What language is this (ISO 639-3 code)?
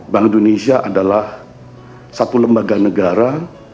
ind